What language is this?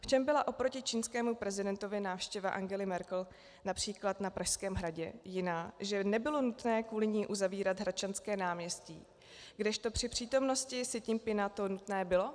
Czech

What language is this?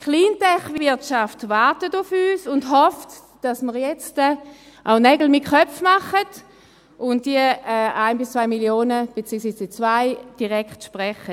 Swiss German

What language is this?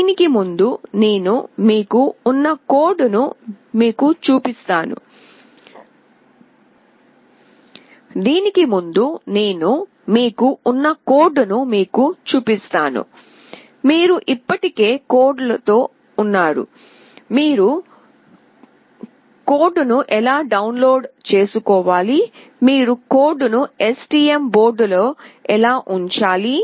Telugu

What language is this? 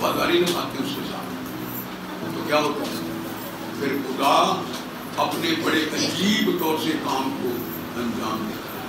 Hindi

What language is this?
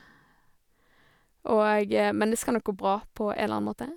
Norwegian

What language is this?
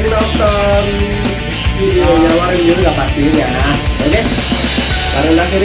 Indonesian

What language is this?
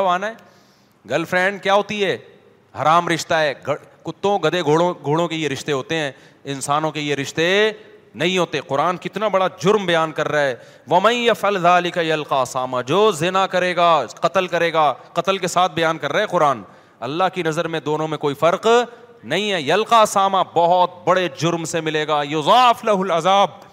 Urdu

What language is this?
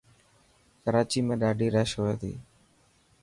Dhatki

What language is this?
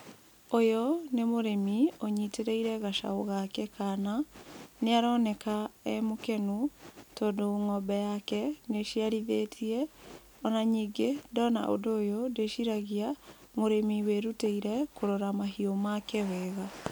Kikuyu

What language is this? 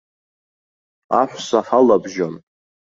Abkhazian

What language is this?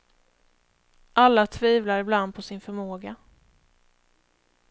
Swedish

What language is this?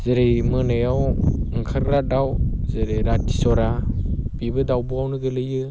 Bodo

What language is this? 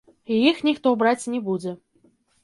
Belarusian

